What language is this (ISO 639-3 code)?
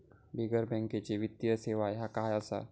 mar